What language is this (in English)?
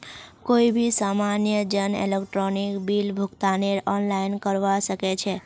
Magahi